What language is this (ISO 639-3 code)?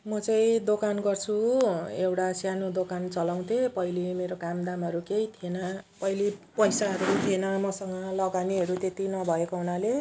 nep